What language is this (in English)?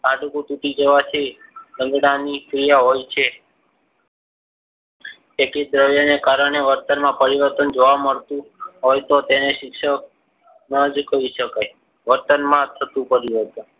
Gujarati